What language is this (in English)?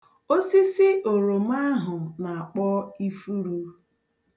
Igbo